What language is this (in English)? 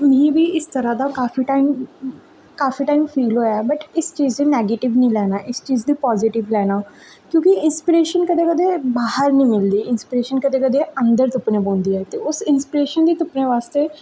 Dogri